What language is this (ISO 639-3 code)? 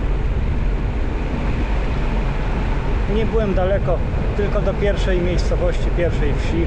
pol